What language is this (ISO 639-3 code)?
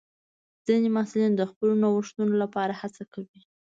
pus